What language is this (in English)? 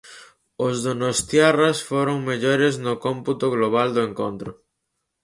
Galician